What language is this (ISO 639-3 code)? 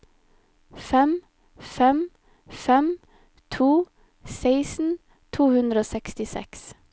nor